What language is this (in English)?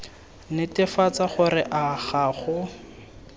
Tswana